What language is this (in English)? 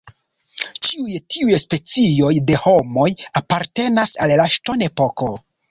Esperanto